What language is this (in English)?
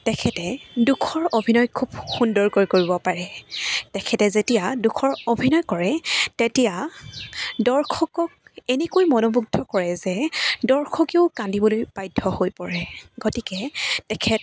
Assamese